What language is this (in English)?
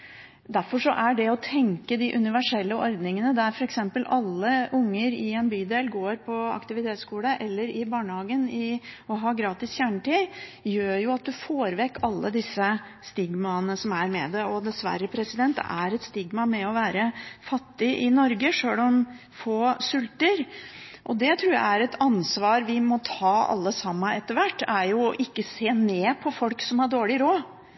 Norwegian Bokmål